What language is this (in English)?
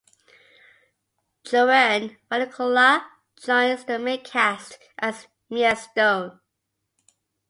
English